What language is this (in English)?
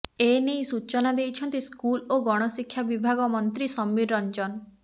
Odia